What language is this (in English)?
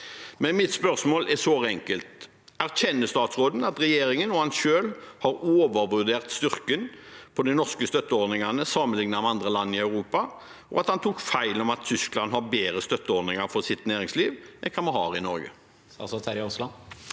Norwegian